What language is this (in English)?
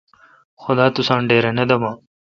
Kalkoti